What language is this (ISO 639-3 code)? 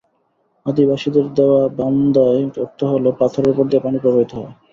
ben